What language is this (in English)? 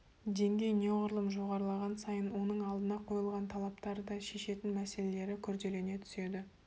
Kazakh